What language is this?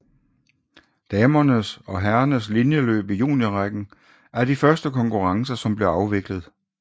Danish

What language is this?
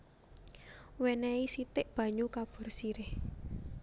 Javanese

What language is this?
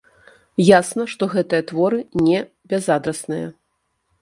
Belarusian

